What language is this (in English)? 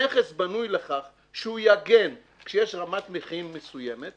Hebrew